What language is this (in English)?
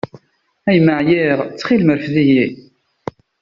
Kabyle